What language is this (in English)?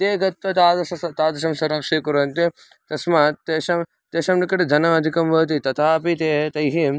Sanskrit